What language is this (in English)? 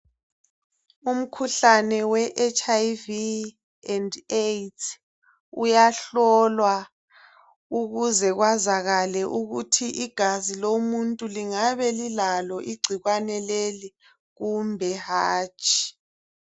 North Ndebele